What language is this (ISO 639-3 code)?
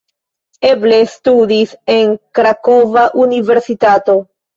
epo